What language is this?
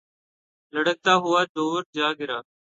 Urdu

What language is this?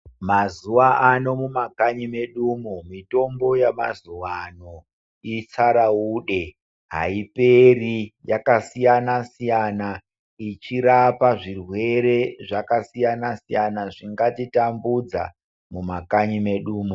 Ndau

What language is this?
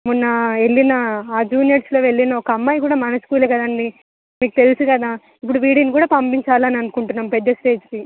Telugu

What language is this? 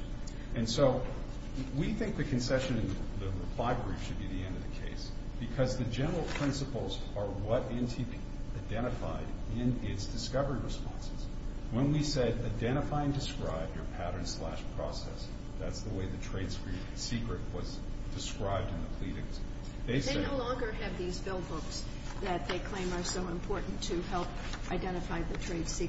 English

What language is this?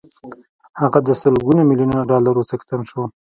Pashto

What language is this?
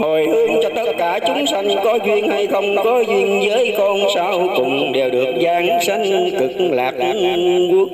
Vietnamese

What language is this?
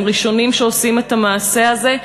Hebrew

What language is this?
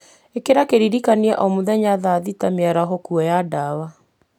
Kikuyu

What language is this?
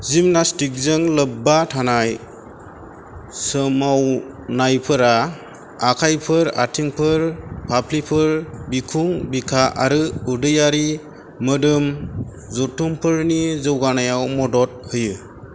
Bodo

